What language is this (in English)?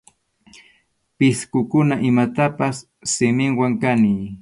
Arequipa-La Unión Quechua